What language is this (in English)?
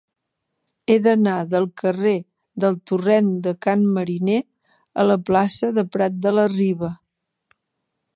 Catalan